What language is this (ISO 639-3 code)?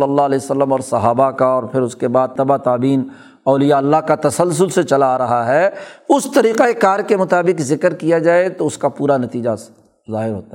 urd